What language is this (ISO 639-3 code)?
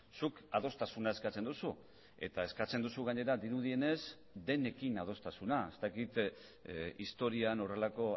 eus